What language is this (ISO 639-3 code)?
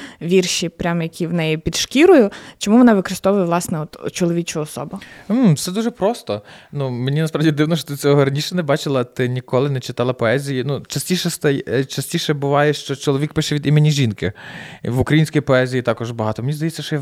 ukr